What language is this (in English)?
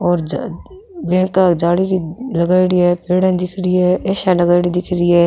Rajasthani